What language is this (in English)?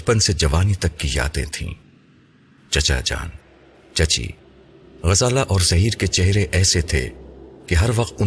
Urdu